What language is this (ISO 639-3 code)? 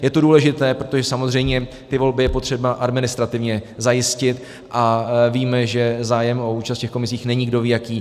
ces